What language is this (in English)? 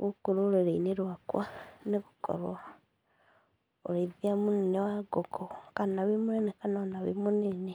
Kikuyu